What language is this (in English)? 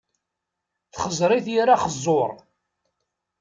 Kabyle